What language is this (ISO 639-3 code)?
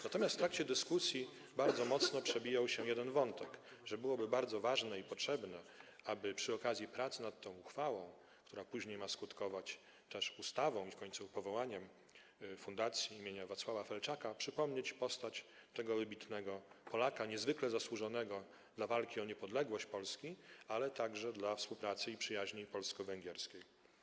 pol